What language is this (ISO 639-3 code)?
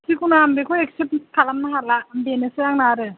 brx